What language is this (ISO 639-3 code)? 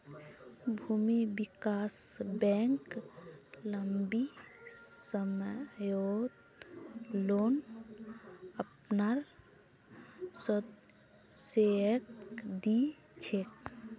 mag